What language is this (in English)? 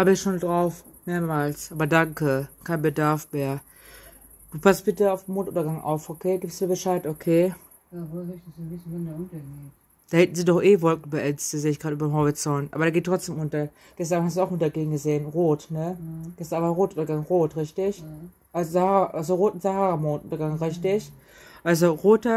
German